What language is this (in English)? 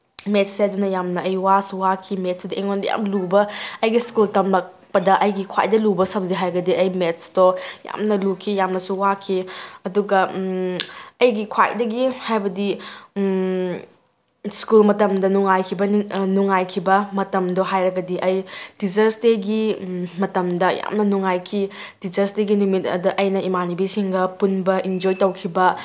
Manipuri